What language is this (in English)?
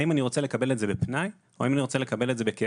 Hebrew